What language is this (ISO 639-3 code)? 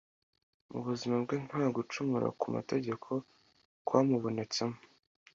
kin